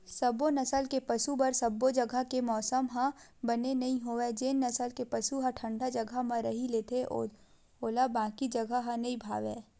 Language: Chhattisgarhi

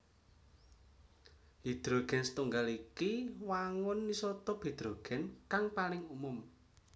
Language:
Javanese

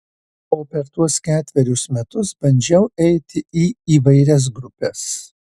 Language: Lithuanian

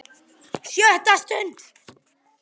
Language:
Icelandic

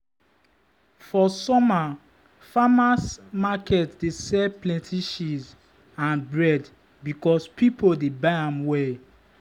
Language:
Nigerian Pidgin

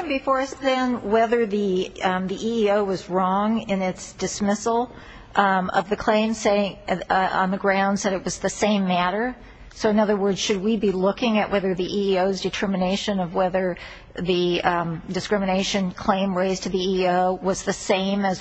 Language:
English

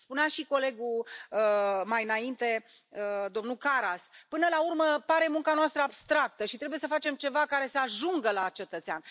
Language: Romanian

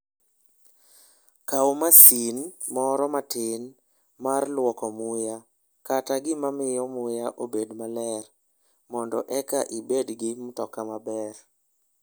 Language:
Luo (Kenya and Tanzania)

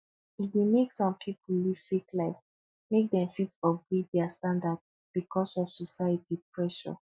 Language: Nigerian Pidgin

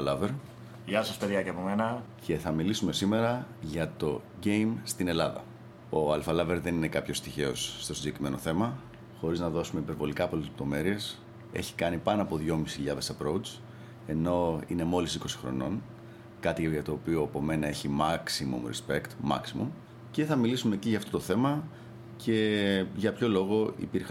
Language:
Greek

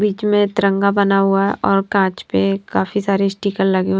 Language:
Hindi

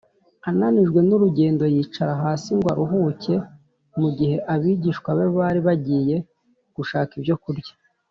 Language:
Kinyarwanda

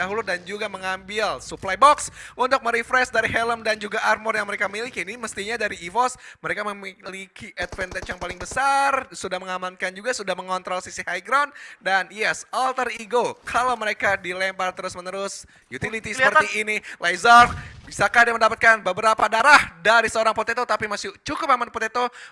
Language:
Indonesian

